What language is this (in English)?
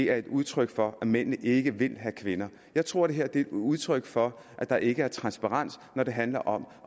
Danish